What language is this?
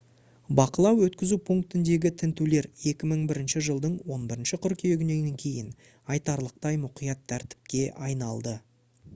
Kazakh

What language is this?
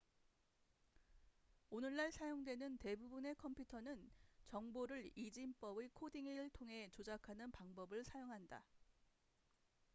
Korean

